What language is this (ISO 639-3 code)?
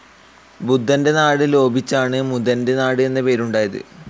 mal